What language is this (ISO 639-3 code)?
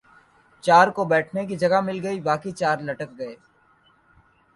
urd